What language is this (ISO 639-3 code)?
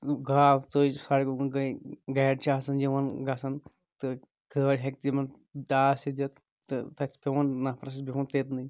kas